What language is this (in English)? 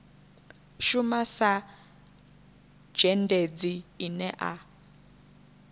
Venda